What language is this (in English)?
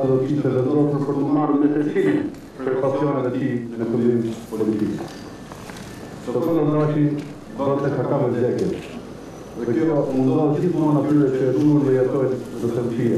Ukrainian